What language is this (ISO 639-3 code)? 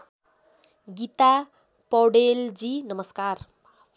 nep